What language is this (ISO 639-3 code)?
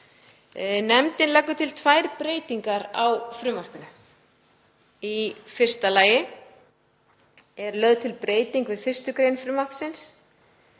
isl